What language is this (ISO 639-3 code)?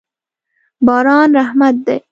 pus